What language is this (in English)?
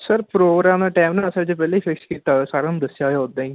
Punjabi